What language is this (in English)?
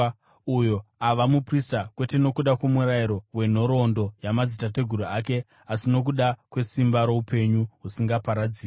Shona